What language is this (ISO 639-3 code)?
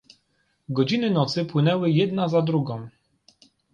pol